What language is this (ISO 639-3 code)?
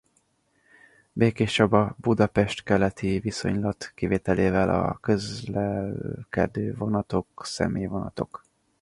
hun